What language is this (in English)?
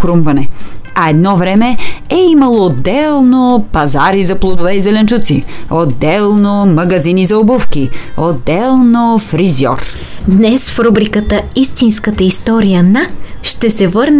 Bulgarian